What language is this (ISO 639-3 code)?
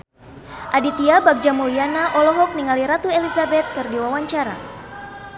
sun